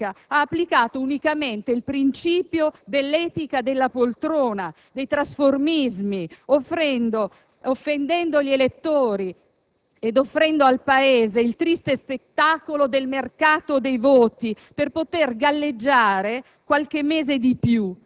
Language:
Italian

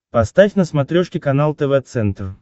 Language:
Russian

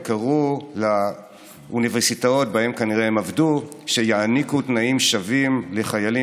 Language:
Hebrew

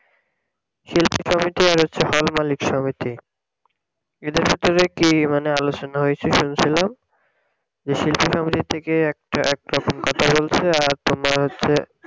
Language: Bangla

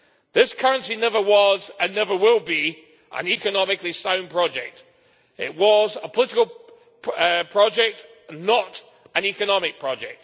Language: English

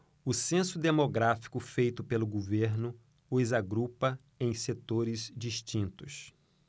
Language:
Portuguese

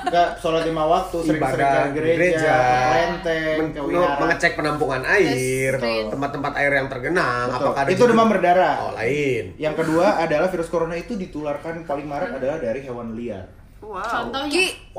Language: Indonesian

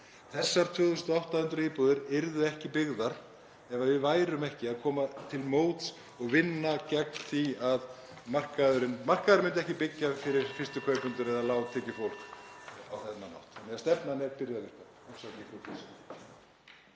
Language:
Icelandic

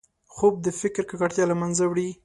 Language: Pashto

